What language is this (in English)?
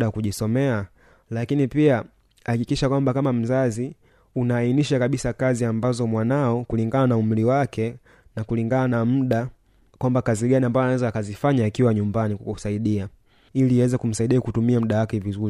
Swahili